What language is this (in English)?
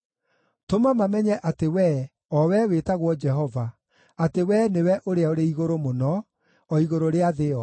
Kikuyu